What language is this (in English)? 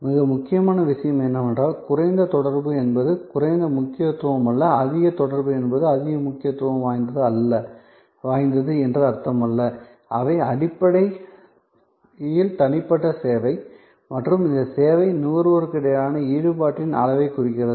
Tamil